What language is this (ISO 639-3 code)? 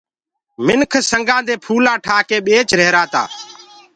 ggg